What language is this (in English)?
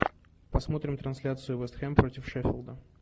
Russian